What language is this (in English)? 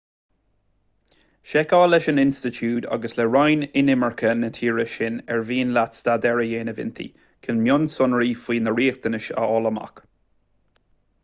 Irish